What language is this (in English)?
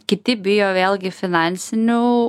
Lithuanian